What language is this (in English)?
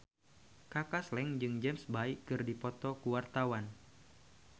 Sundanese